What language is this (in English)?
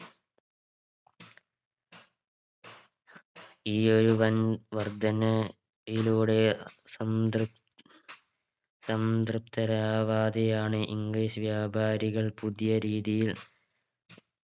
Malayalam